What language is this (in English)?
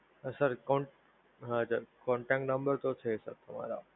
Gujarati